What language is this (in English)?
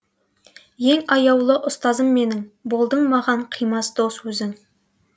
Kazakh